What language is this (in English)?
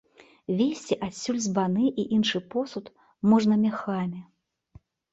Belarusian